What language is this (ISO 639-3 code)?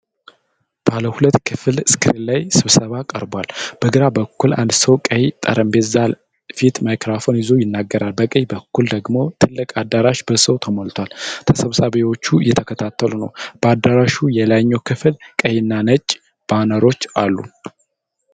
amh